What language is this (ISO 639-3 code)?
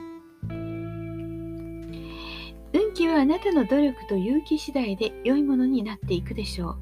jpn